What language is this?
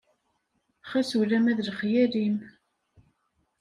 Kabyle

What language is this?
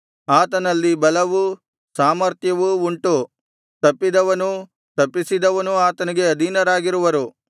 Kannada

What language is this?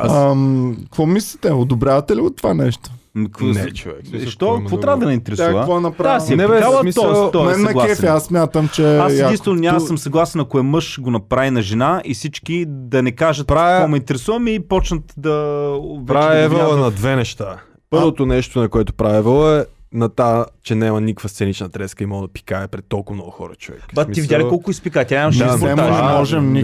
Bulgarian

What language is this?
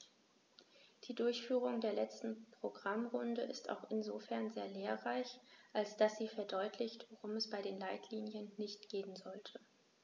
German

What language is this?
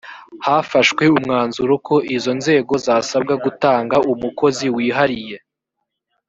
Kinyarwanda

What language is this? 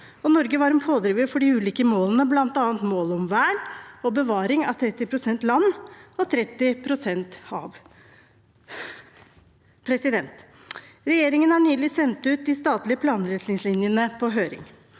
Norwegian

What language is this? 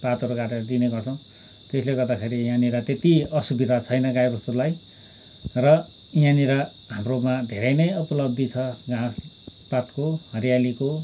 Nepali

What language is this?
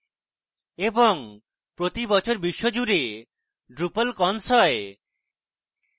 Bangla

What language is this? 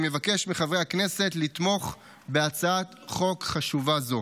Hebrew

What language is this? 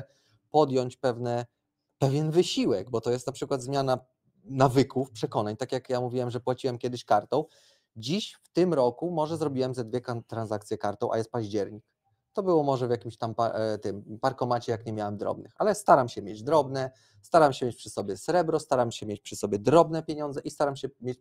Polish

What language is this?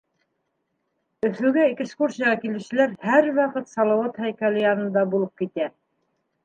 Bashkir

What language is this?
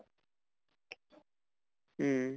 Assamese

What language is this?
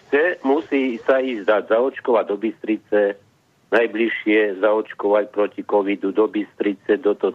Slovak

